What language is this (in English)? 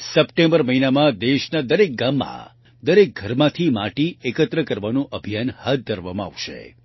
Gujarati